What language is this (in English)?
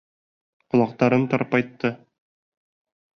Bashkir